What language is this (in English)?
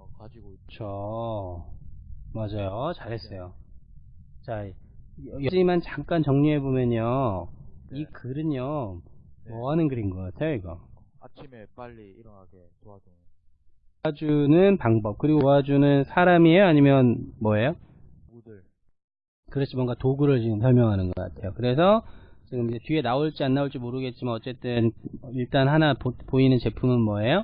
Korean